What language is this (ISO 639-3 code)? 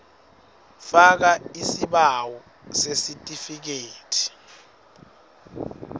ssw